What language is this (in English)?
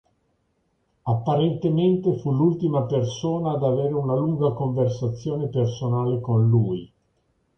Italian